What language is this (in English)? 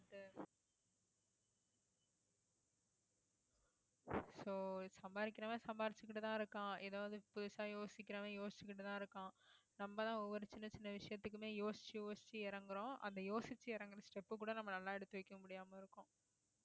Tamil